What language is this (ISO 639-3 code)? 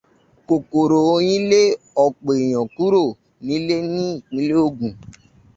yor